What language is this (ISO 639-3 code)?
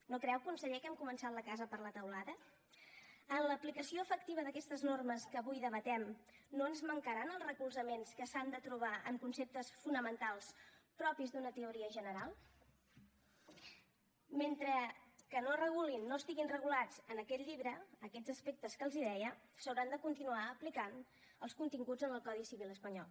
cat